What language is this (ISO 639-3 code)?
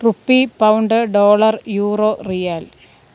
mal